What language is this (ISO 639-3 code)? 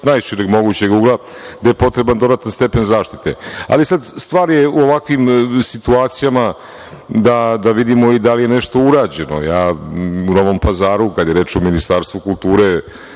srp